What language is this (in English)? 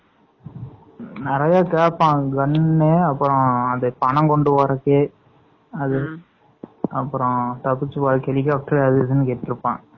Tamil